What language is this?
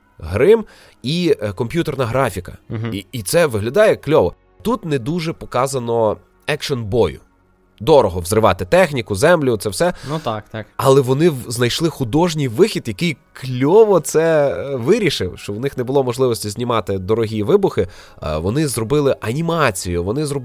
Ukrainian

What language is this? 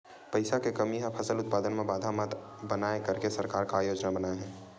Chhattisgarhi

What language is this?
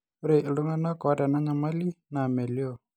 Masai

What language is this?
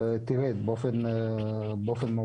Hebrew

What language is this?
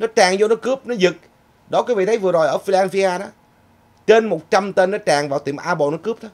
Vietnamese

